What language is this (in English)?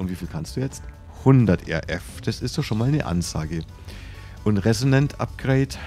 German